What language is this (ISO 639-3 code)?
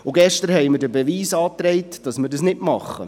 gsw